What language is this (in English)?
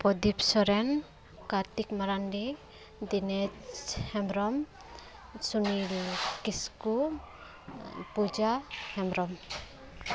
Santali